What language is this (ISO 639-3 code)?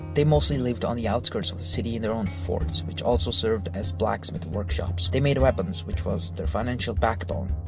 eng